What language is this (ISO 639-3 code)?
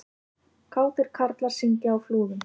isl